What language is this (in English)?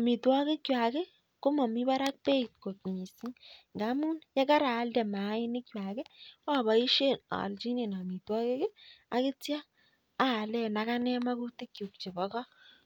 Kalenjin